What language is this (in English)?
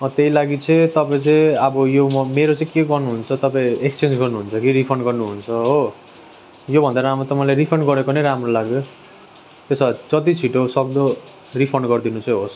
Nepali